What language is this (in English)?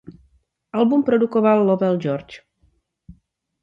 Czech